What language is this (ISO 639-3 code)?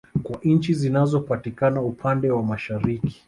swa